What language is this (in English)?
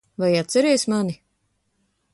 Latvian